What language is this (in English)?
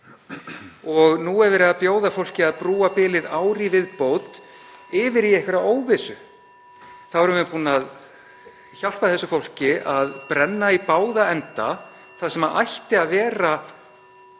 Icelandic